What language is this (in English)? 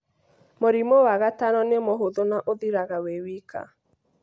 Kikuyu